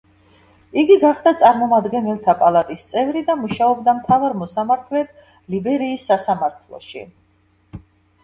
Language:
Georgian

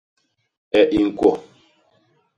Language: Basaa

